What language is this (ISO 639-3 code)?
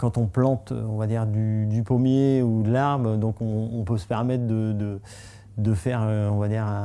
fra